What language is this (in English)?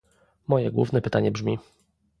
Polish